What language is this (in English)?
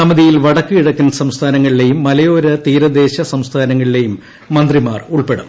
Malayalam